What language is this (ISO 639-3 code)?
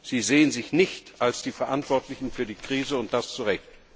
deu